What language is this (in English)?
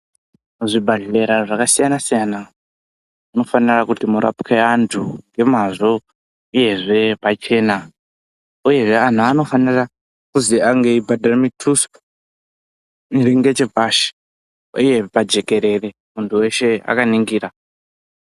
Ndau